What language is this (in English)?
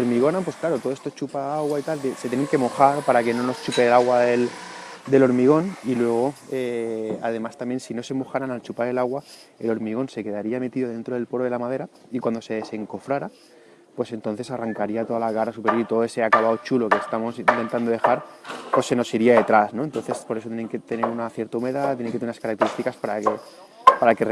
Spanish